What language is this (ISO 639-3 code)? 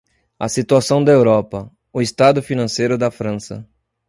por